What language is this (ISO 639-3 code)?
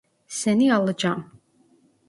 tur